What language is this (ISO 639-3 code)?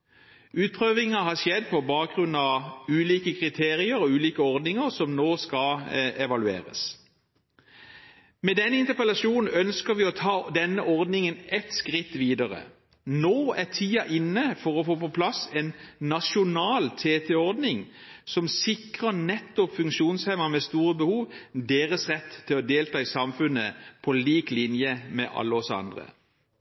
nob